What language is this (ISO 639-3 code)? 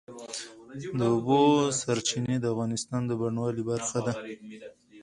pus